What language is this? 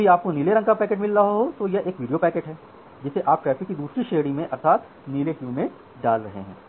Hindi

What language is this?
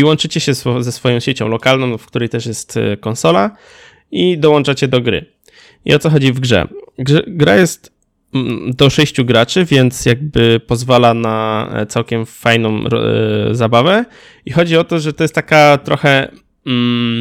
Polish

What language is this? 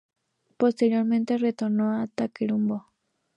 Spanish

